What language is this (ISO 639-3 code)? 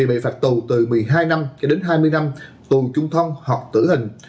vie